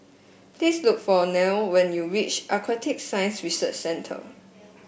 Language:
English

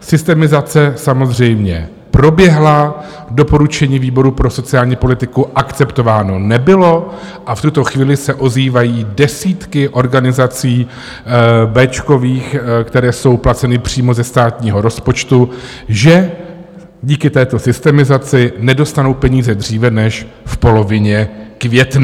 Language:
Czech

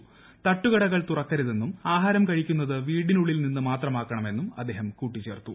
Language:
Malayalam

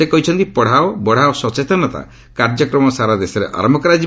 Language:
Odia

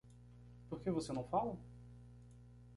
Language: Portuguese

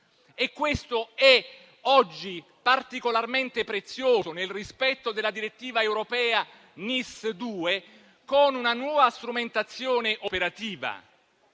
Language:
Italian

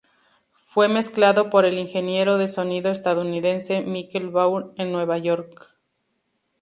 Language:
Spanish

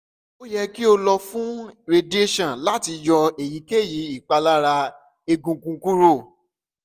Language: Yoruba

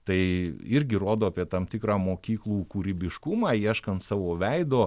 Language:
Lithuanian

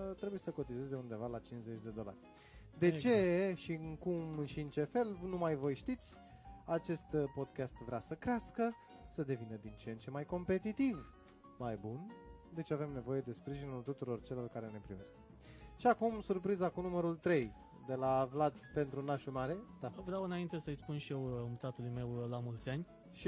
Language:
Romanian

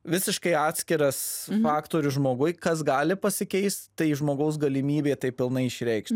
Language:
Lithuanian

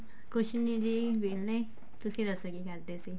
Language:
Punjabi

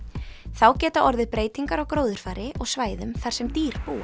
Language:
Icelandic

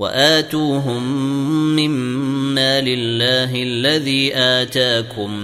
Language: Arabic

